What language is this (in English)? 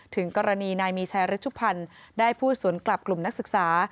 Thai